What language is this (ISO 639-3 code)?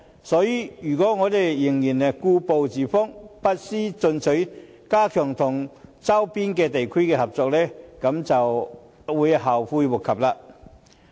yue